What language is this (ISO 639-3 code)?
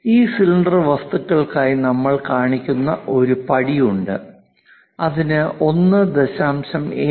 mal